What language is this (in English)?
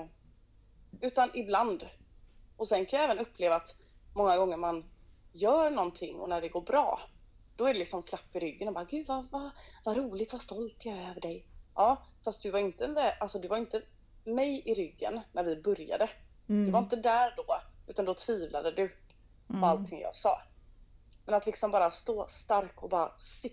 Swedish